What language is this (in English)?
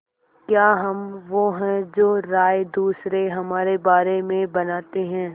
Hindi